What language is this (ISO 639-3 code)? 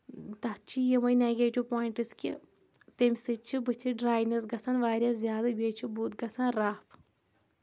kas